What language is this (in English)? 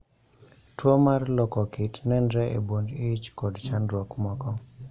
Luo (Kenya and Tanzania)